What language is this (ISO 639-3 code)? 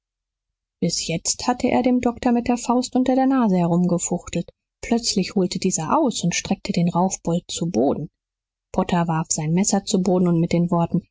deu